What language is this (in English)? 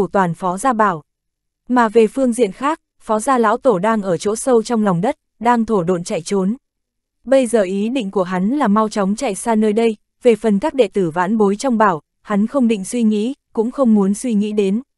Vietnamese